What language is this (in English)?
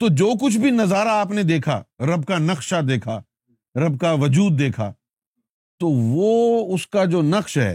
Urdu